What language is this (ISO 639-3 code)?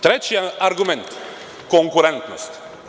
srp